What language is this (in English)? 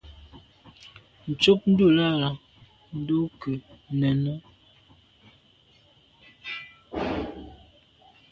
Medumba